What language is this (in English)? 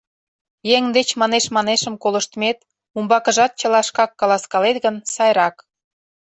Mari